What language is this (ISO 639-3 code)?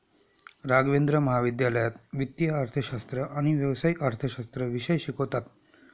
mar